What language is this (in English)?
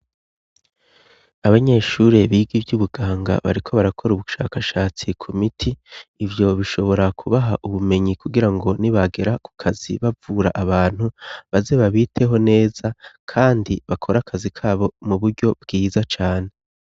Rundi